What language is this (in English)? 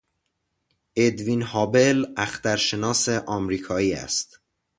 Persian